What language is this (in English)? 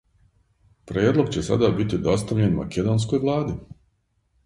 Serbian